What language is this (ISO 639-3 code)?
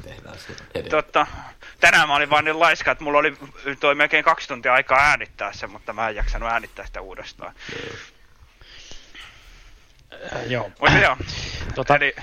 fin